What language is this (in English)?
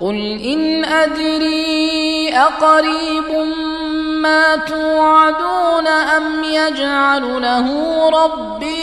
Arabic